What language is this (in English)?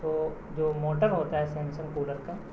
Urdu